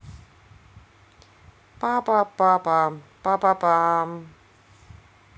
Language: Russian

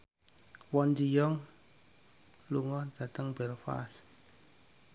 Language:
Javanese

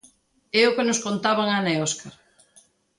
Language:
Galician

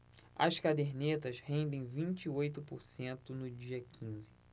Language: Portuguese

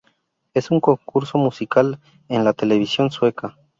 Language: Spanish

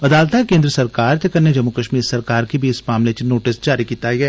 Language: Dogri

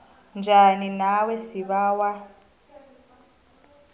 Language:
South Ndebele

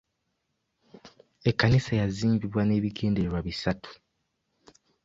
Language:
Ganda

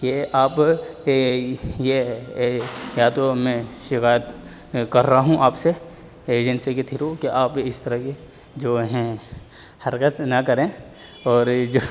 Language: Urdu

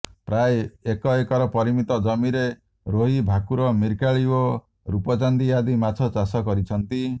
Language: Odia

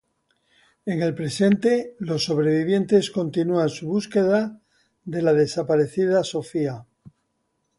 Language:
Spanish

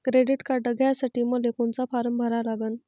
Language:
Marathi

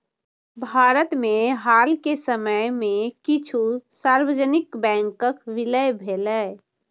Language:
Maithili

